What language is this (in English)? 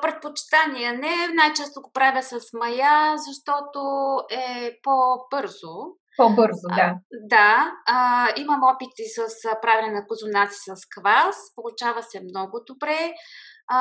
Bulgarian